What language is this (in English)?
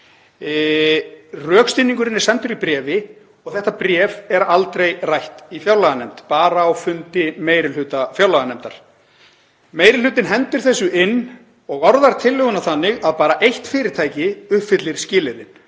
Icelandic